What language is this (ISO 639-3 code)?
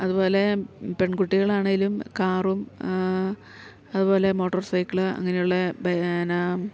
mal